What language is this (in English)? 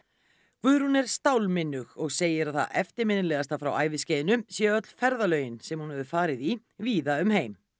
Icelandic